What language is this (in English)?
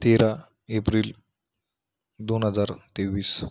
Marathi